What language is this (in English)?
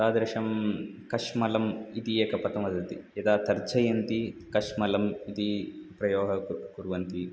Sanskrit